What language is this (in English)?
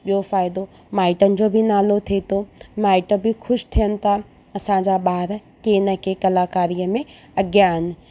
Sindhi